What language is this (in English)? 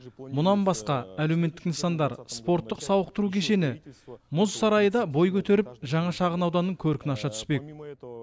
Kazakh